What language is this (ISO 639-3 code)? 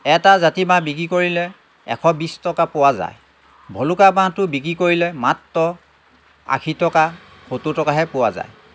asm